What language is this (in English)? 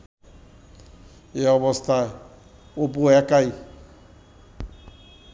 Bangla